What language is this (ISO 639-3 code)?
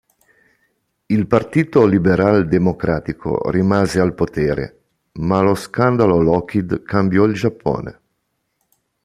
ita